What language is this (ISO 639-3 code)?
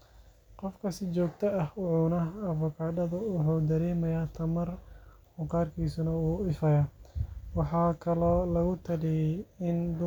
som